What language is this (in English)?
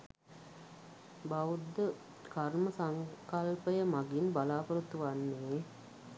Sinhala